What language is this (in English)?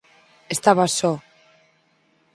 Galician